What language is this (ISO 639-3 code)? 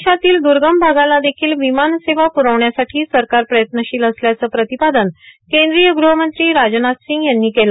mar